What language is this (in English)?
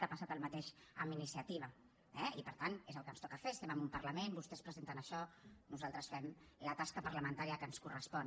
Catalan